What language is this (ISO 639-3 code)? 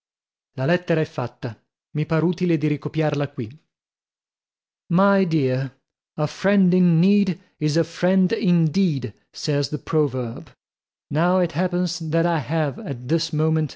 ita